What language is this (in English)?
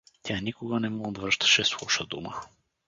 Bulgarian